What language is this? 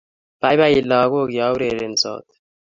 Kalenjin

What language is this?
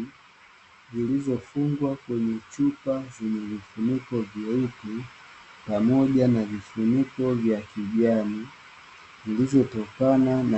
Swahili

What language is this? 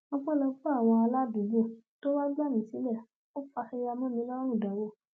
Yoruba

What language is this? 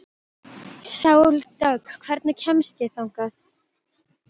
Icelandic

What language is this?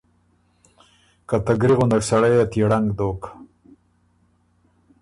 Ormuri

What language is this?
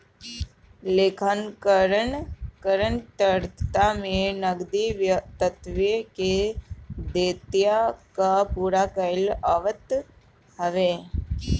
Bhojpuri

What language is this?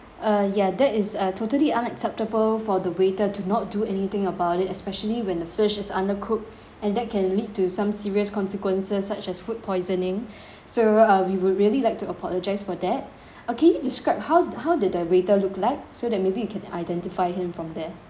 English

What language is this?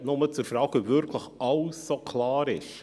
Swiss German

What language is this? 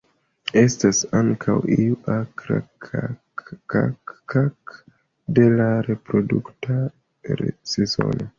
Esperanto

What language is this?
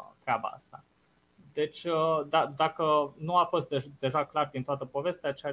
Romanian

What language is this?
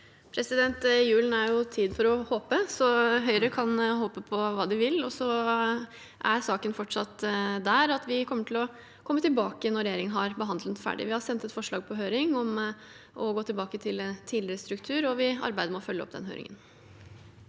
Norwegian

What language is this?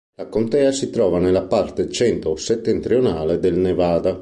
Italian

